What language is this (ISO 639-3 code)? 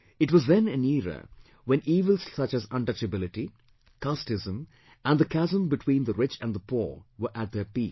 eng